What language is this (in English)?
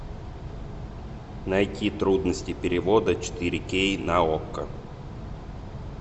Russian